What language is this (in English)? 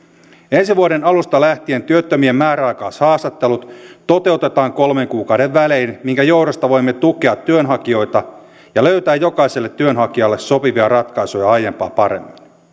Finnish